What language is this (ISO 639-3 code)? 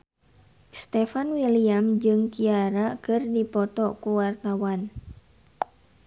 sun